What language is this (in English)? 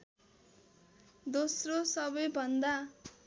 Nepali